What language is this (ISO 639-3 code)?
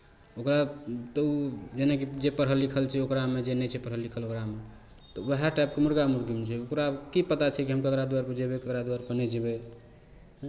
mai